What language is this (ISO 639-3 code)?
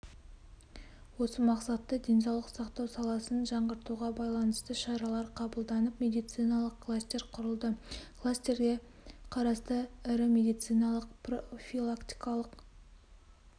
kaz